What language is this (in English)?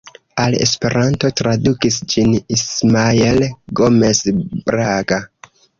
Esperanto